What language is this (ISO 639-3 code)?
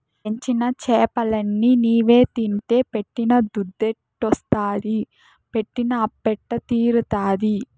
tel